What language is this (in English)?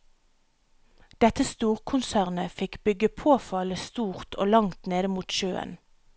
Norwegian